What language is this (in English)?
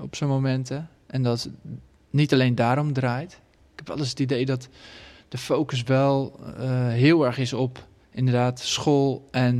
Dutch